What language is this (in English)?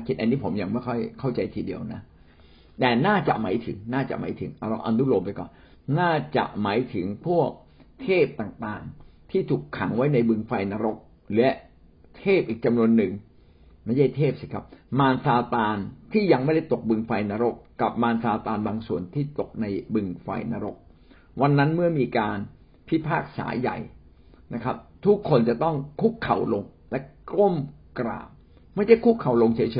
Thai